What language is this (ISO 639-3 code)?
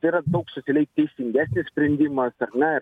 lit